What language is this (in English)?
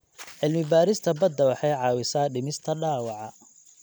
Somali